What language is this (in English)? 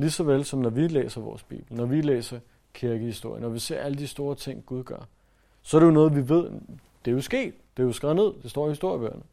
Danish